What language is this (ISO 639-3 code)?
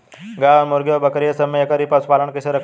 bho